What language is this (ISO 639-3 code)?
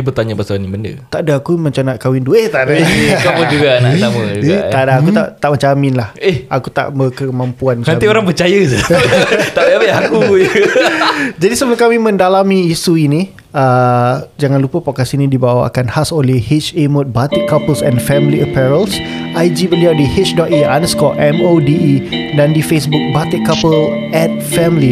msa